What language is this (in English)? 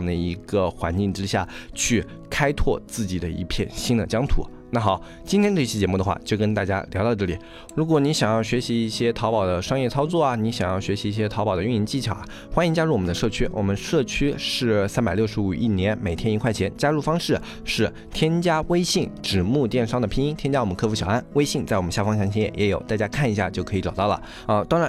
Chinese